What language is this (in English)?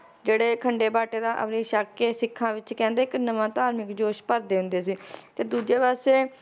Punjabi